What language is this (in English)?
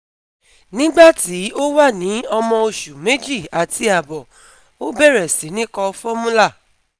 Yoruba